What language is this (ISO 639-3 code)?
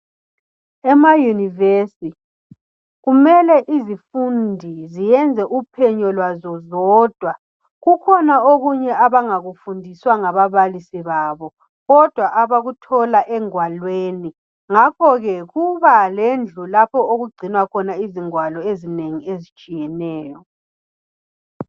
nde